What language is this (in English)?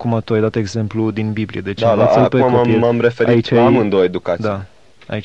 Romanian